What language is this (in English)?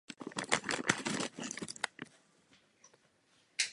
Czech